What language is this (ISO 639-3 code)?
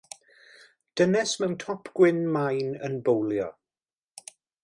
cym